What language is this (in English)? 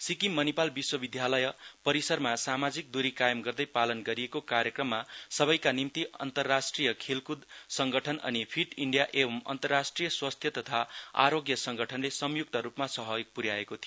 Nepali